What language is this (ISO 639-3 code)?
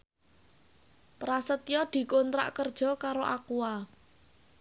jav